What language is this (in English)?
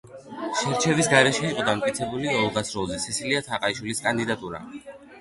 Georgian